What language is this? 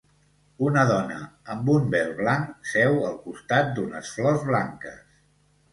Catalan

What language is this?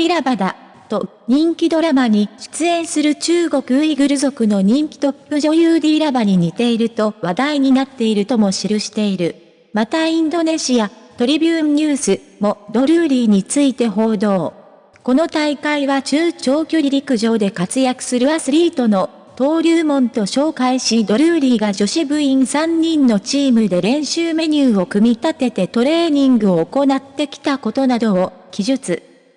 Japanese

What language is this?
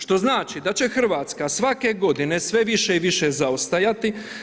Croatian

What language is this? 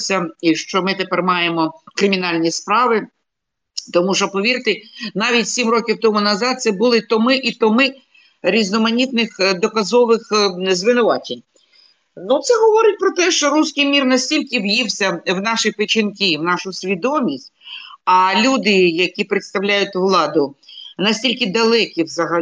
Ukrainian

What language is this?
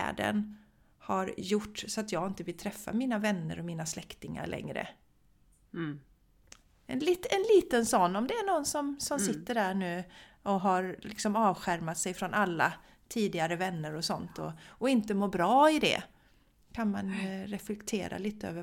Swedish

